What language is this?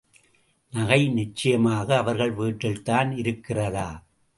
Tamil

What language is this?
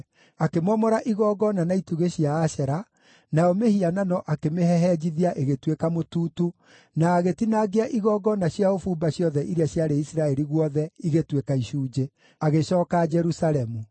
Kikuyu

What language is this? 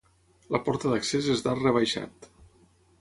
Catalan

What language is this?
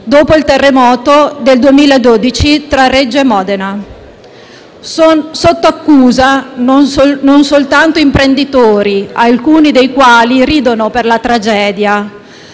Italian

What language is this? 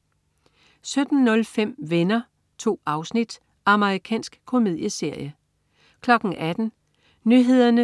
Danish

